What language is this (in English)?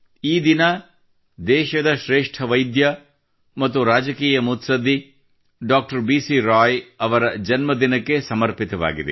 Kannada